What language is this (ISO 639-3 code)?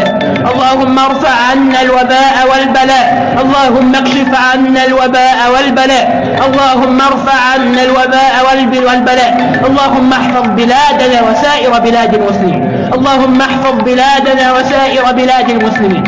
ara